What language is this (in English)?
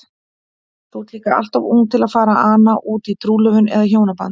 Icelandic